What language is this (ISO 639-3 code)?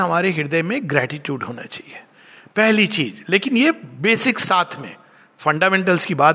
hin